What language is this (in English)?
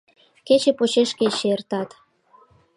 Mari